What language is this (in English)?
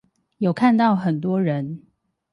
Chinese